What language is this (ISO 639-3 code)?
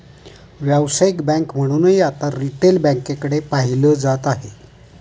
mar